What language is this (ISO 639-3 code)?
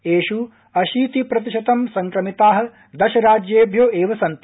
san